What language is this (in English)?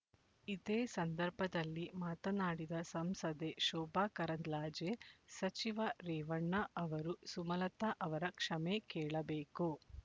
Kannada